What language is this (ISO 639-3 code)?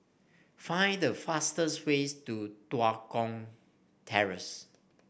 eng